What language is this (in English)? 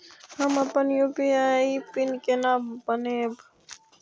Maithili